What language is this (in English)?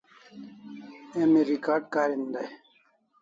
Kalasha